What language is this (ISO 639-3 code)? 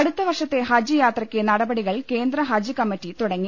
mal